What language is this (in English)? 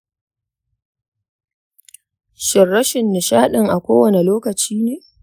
Hausa